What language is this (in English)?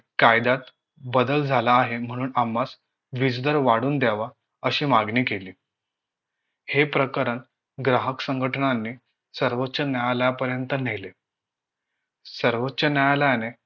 Marathi